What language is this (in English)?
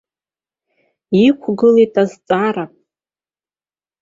Abkhazian